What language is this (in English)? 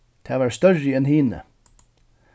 Faroese